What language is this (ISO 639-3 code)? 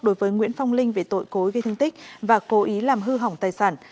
vie